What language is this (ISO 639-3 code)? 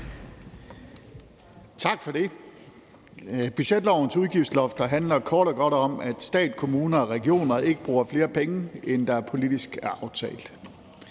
dan